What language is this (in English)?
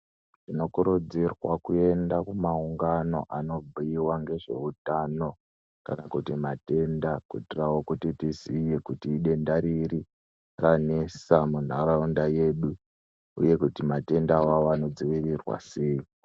Ndau